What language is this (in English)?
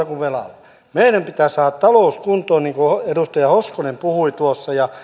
Finnish